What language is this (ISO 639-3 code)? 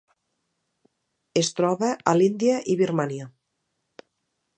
cat